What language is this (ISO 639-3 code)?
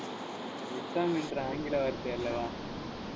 tam